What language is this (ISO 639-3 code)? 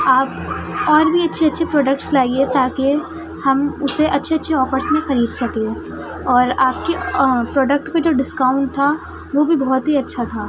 urd